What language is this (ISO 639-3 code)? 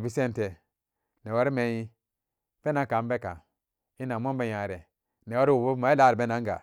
ccg